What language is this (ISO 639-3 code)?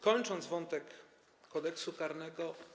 pol